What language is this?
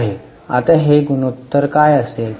Marathi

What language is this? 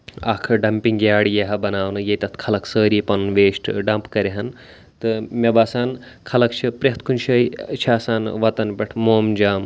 Kashmiri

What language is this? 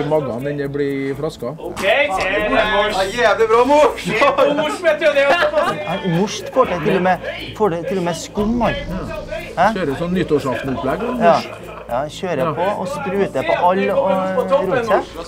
Norwegian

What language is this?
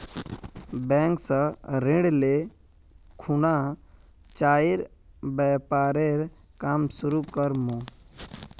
Magahi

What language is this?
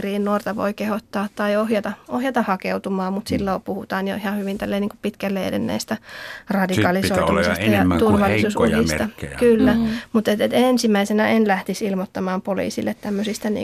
Finnish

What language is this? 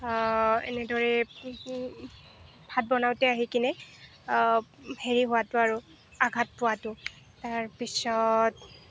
Assamese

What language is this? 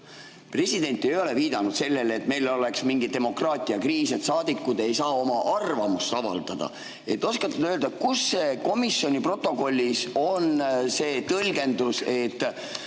Estonian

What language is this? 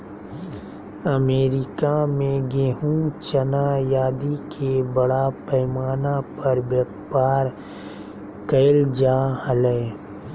Magahi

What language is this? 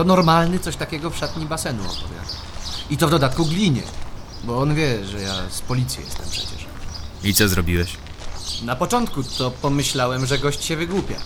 Polish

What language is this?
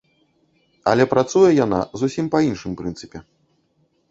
Belarusian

